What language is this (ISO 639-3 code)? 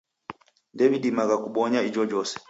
dav